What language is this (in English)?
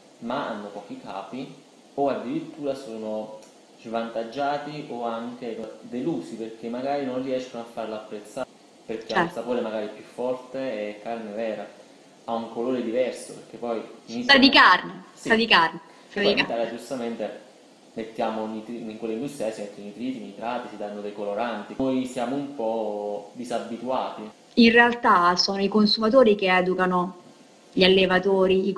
Italian